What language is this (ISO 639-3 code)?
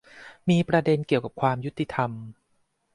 tha